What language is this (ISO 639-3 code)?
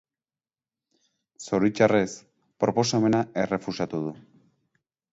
eus